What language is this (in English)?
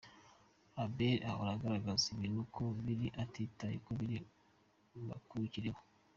Kinyarwanda